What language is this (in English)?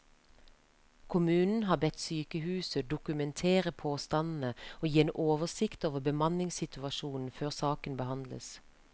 Norwegian